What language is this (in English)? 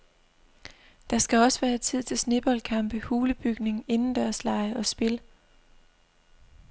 Danish